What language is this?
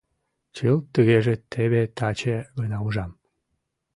Mari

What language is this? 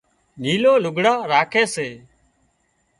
Wadiyara Koli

